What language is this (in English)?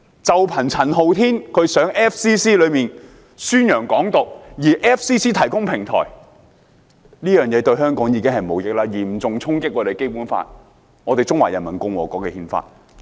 Cantonese